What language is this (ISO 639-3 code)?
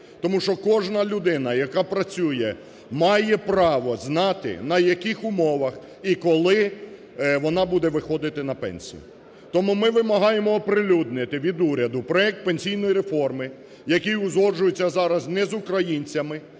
ukr